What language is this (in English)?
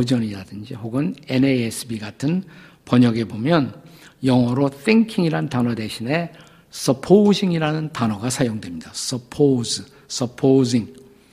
Korean